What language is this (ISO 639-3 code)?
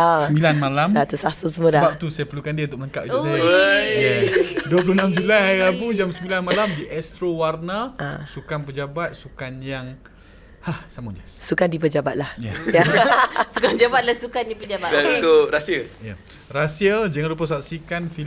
msa